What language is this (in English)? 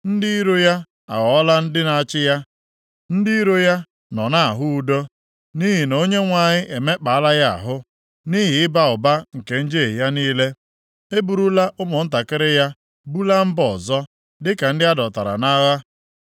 Igbo